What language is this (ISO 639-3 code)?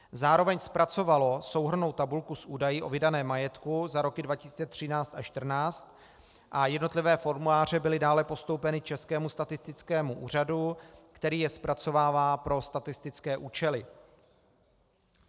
ces